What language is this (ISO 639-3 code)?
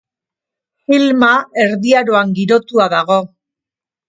eus